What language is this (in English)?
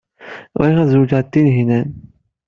Kabyle